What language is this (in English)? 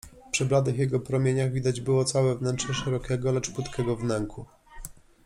Polish